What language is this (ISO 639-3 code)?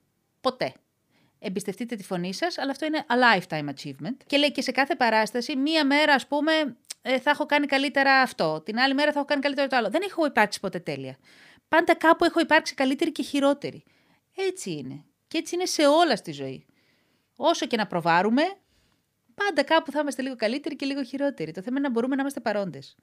ell